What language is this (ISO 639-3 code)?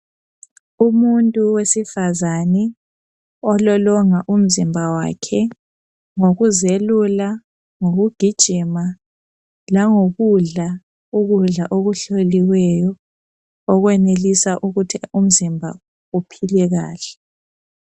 nde